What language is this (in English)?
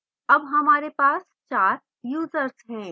Hindi